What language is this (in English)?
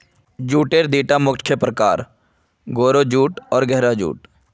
Magahi